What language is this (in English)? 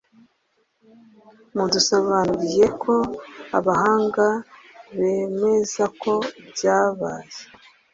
Kinyarwanda